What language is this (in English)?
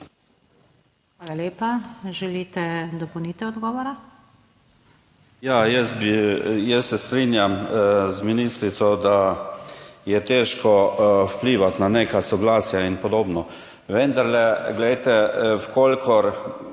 Slovenian